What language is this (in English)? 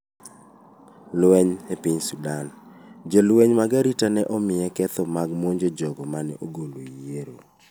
Luo (Kenya and Tanzania)